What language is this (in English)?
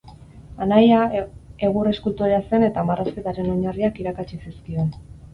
Basque